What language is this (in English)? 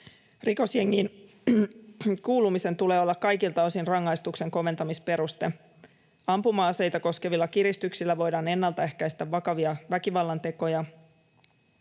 Finnish